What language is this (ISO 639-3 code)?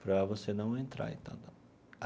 por